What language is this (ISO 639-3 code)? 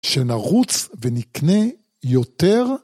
heb